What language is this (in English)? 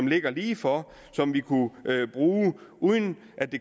Danish